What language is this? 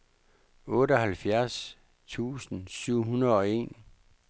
Danish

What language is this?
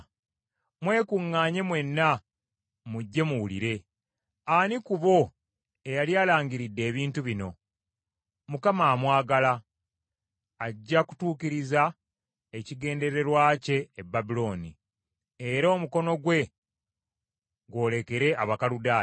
Ganda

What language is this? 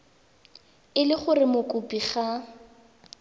Tswana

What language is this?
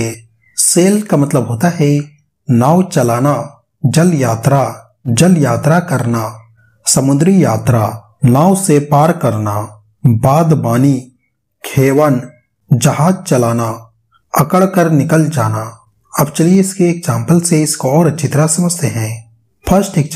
Hindi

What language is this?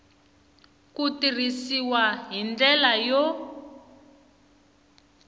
Tsonga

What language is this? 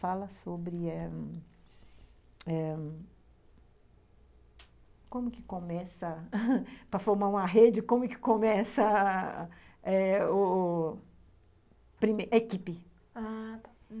Portuguese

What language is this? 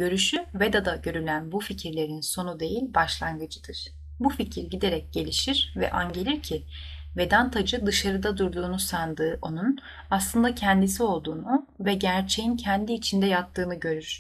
Turkish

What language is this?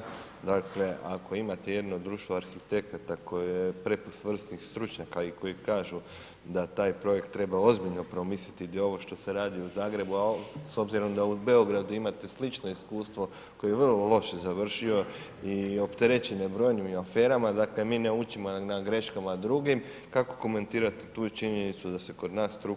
Croatian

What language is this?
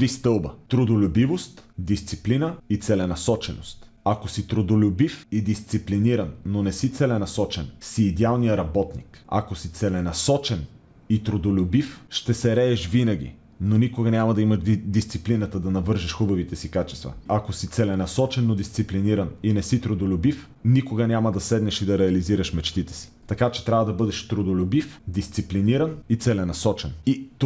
Bulgarian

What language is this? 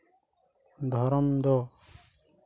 Santali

